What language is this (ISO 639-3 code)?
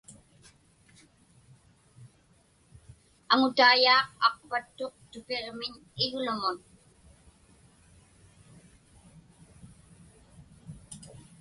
ipk